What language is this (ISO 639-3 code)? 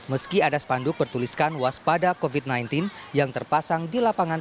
ind